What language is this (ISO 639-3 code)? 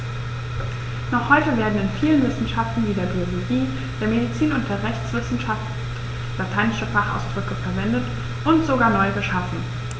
deu